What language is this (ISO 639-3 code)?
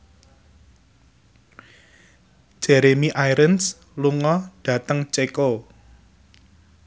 jav